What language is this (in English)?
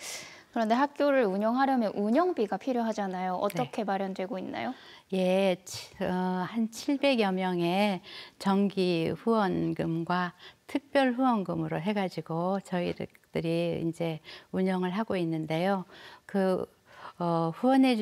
Korean